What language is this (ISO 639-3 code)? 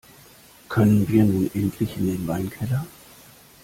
deu